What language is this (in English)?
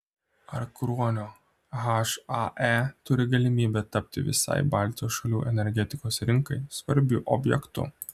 Lithuanian